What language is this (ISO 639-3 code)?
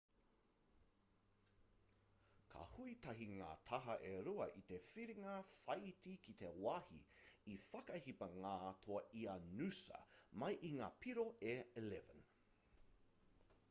mri